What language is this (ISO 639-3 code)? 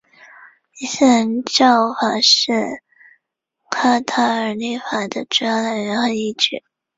zho